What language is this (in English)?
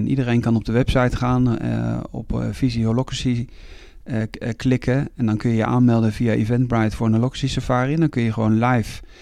Dutch